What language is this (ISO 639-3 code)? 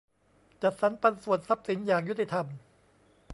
tha